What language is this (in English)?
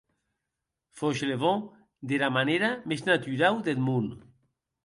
Occitan